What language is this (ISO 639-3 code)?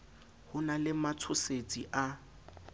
sot